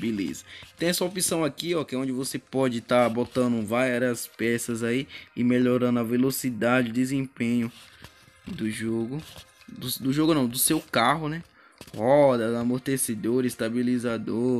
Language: Portuguese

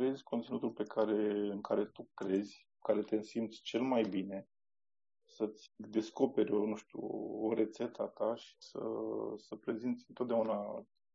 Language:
Romanian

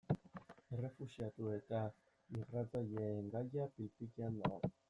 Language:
Basque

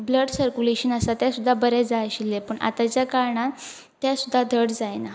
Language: Konkani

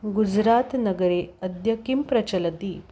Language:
Sanskrit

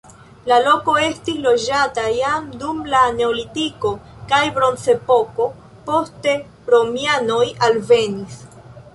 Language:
Esperanto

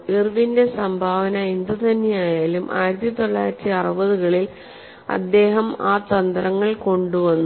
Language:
Malayalam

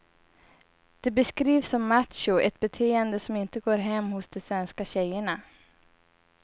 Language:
Swedish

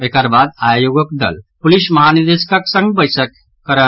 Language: Maithili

